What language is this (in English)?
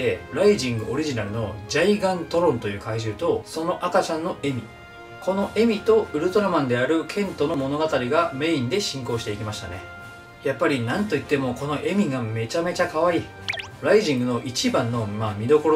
Japanese